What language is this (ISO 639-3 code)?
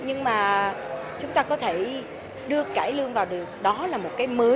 vie